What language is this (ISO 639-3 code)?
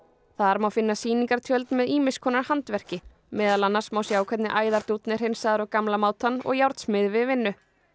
isl